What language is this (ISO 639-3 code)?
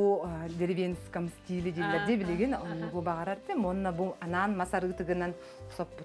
ara